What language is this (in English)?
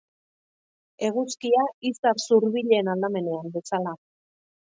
Basque